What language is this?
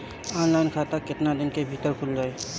Bhojpuri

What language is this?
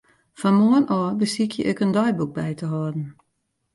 Western Frisian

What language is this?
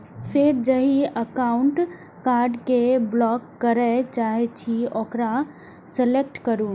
Maithili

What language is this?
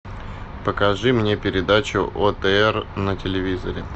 Russian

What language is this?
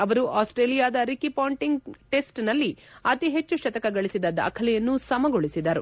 Kannada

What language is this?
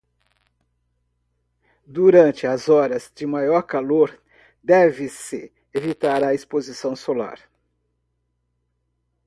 Portuguese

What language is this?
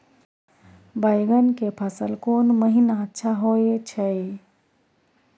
Maithili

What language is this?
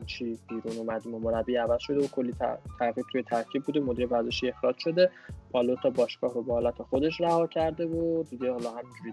Persian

